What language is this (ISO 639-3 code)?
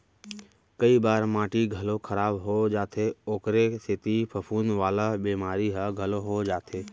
hne